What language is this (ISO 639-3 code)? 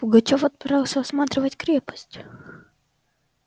rus